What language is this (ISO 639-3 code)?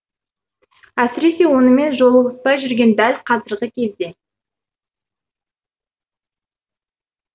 kaz